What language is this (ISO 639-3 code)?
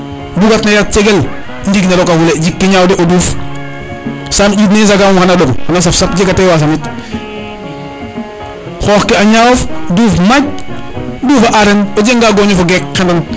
srr